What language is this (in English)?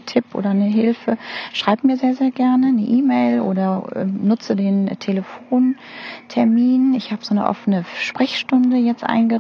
German